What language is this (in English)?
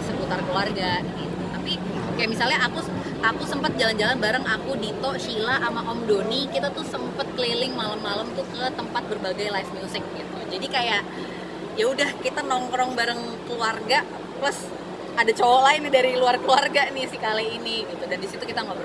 Indonesian